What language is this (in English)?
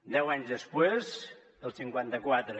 Catalan